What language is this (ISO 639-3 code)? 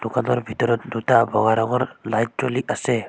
asm